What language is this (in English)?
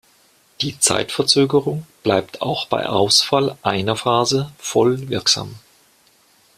German